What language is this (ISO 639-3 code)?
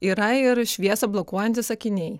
lit